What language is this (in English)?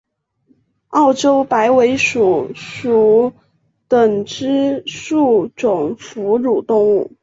Chinese